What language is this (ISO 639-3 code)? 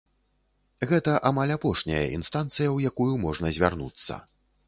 bel